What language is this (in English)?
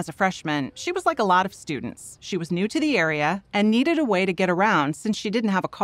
English